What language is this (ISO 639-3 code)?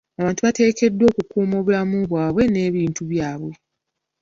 lug